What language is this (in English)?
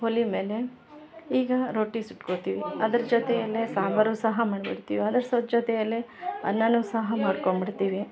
Kannada